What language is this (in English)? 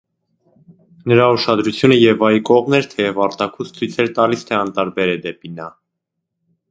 Armenian